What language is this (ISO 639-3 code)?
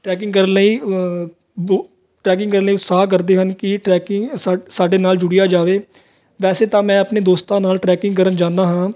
pan